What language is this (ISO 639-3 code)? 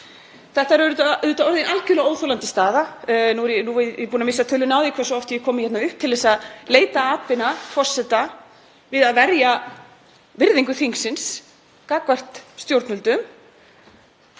isl